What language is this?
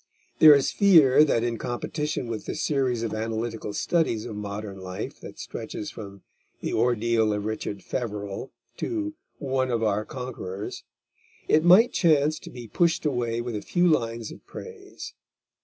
English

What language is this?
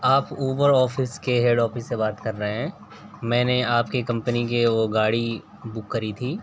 Urdu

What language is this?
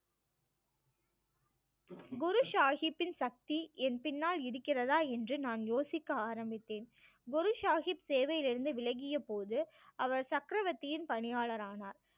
Tamil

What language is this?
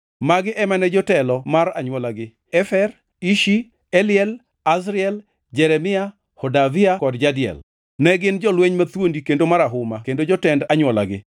Luo (Kenya and Tanzania)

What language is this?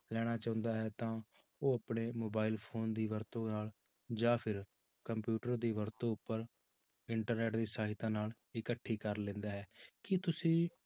Punjabi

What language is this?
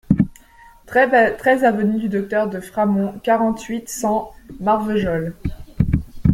French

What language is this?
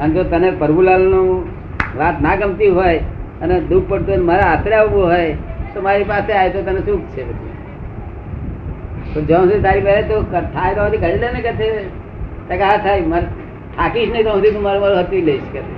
Gujarati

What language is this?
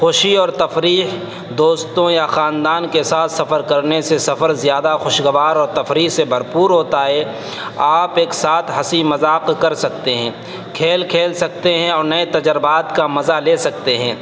Urdu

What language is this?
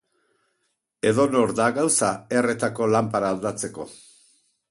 Basque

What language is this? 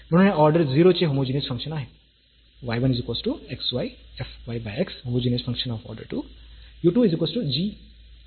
Marathi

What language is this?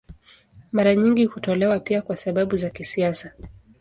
Swahili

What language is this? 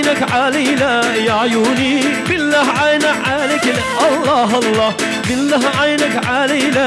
Turkish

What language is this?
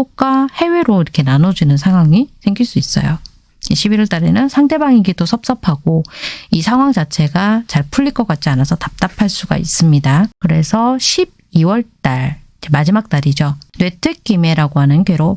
Korean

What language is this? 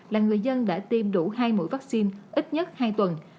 Vietnamese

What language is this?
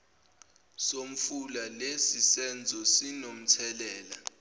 Zulu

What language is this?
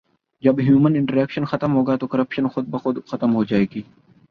Urdu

